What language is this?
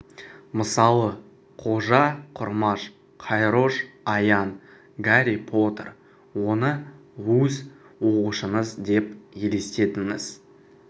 Kazakh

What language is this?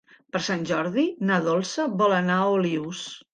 Catalan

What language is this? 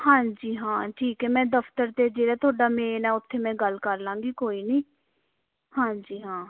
Punjabi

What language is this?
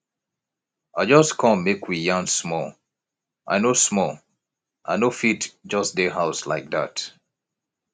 Nigerian Pidgin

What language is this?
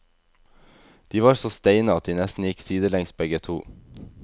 Norwegian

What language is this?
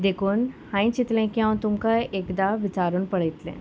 Konkani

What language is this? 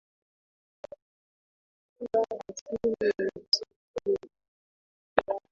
Swahili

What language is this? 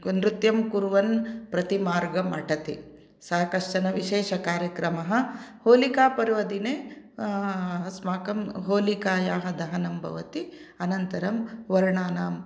Sanskrit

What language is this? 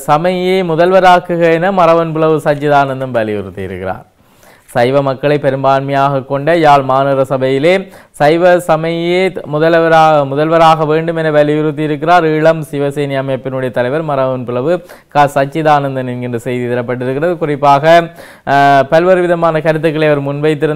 English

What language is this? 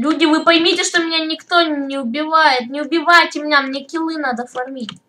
Russian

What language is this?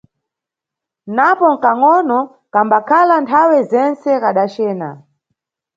Nyungwe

